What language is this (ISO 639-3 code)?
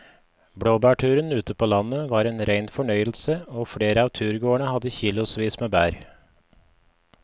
nor